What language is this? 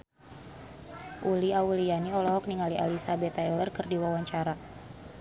Sundanese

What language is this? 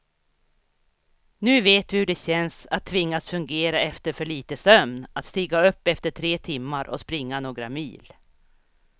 Swedish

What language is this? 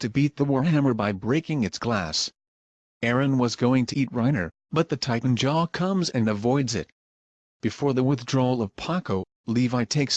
English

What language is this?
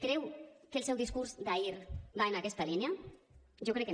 Catalan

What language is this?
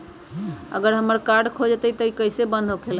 Magahi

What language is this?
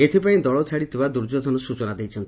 Odia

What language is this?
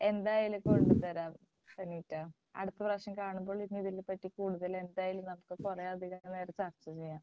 Malayalam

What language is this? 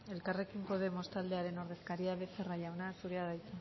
Basque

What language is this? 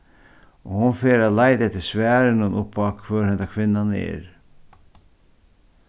Faroese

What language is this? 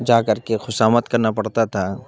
Urdu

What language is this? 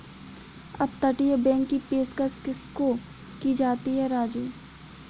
Hindi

